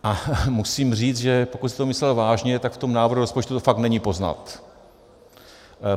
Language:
Czech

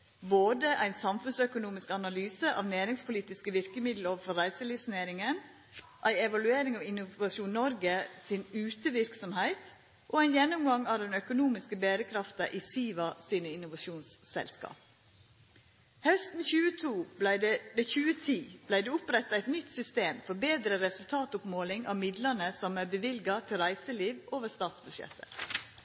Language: Norwegian Nynorsk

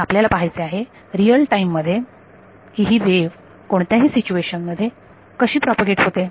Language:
Marathi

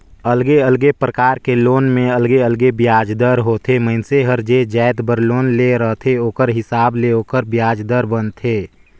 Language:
Chhattisgarhi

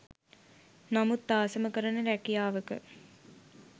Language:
Sinhala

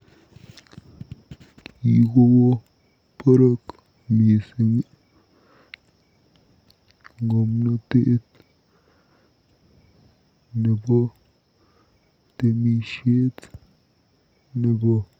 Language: Kalenjin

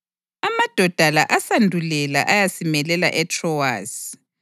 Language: North Ndebele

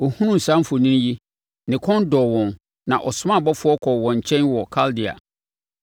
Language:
Akan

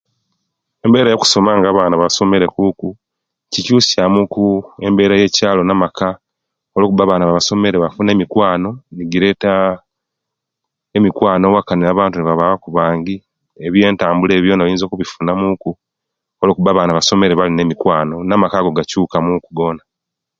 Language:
Kenyi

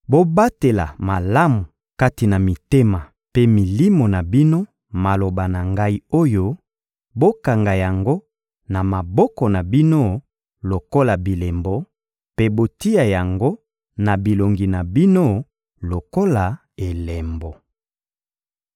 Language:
Lingala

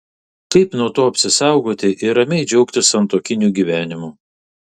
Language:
Lithuanian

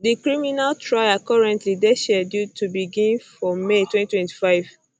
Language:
Nigerian Pidgin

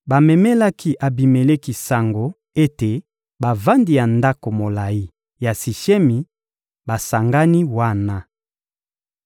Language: Lingala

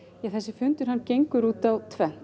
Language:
Icelandic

